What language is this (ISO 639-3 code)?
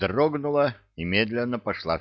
rus